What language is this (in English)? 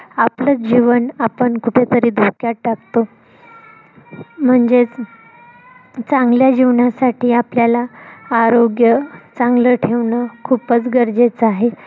Marathi